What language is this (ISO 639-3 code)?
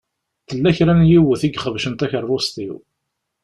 kab